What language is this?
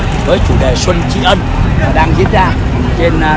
Vietnamese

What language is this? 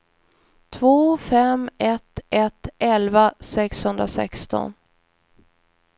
Swedish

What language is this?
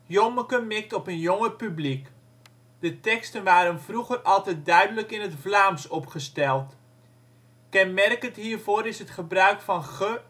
Dutch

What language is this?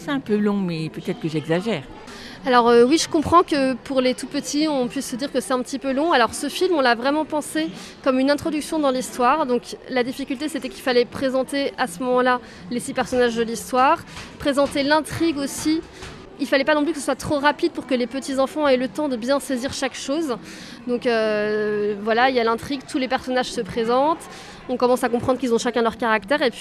French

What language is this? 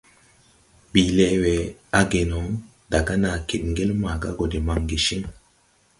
Tupuri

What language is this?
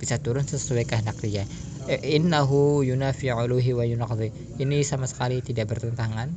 Indonesian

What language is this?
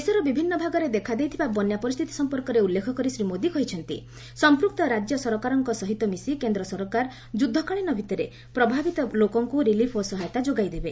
Odia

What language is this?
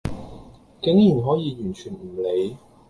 Cantonese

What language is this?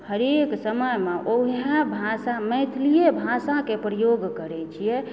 Maithili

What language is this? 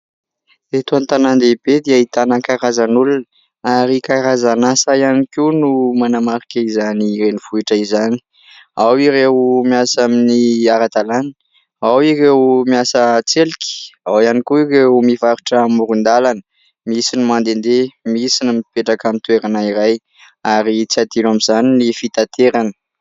Malagasy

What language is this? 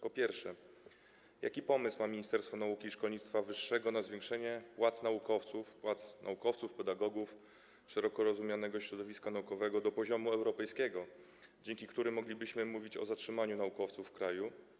Polish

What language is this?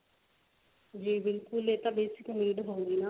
Punjabi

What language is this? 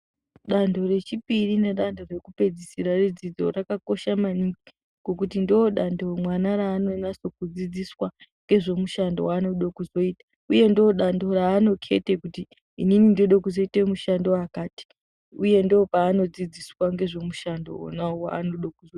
Ndau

